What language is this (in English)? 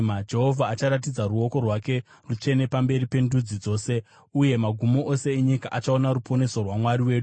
Shona